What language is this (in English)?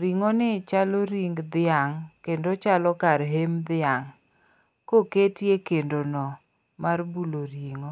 Luo (Kenya and Tanzania)